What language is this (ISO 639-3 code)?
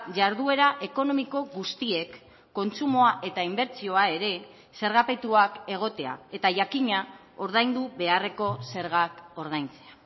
eus